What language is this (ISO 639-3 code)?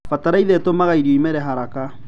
kik